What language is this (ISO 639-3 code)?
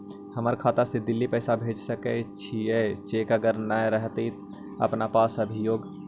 mag